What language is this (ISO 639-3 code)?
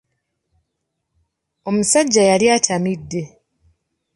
lug